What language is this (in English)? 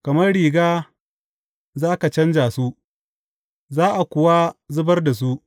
Hausa